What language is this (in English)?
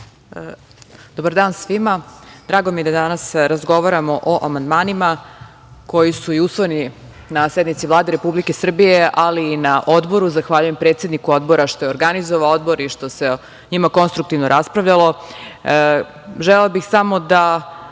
Serbian